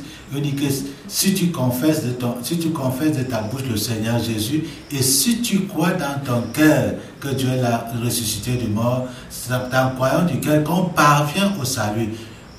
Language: French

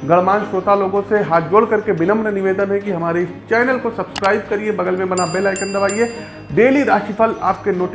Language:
Hindi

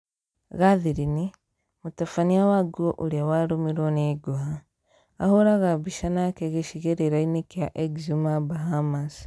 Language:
Kikuyu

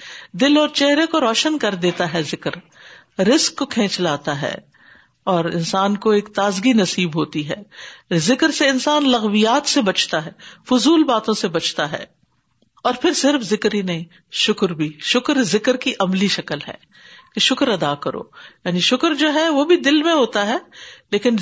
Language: Urdu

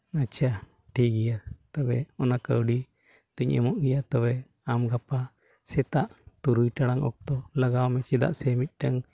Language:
Santali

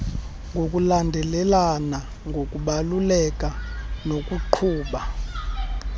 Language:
Xhosa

